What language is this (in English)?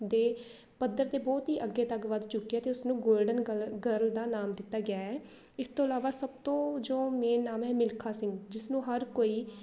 Punjabi